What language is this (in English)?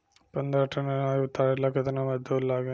Bhojpuri